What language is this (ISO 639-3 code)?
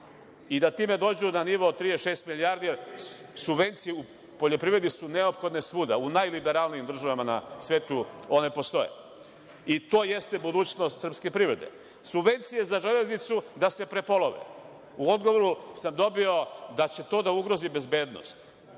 srp